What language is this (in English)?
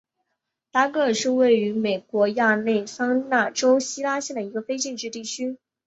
Chinese